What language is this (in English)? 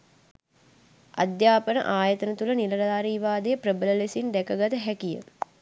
Sinhala